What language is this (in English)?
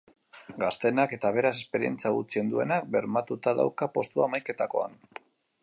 Basque